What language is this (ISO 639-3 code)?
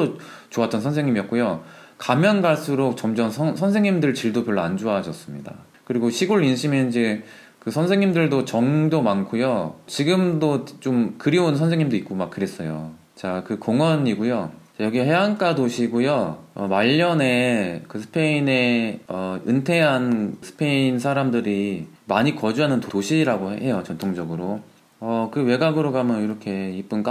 kor